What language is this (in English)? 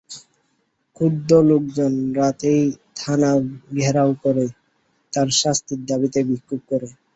Bangla